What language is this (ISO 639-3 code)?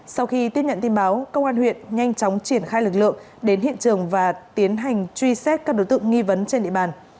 vie